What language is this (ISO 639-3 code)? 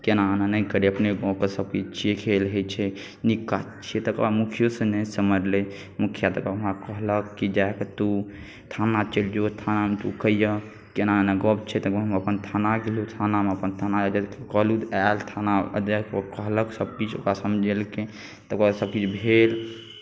mai